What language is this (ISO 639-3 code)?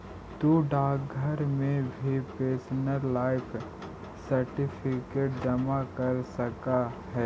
mag